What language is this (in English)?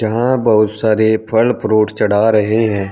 Hindi